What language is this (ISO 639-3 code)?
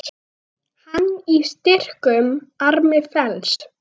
isl